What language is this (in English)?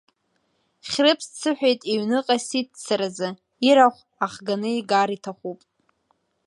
Abkhazian